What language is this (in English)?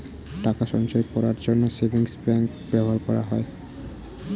Bangla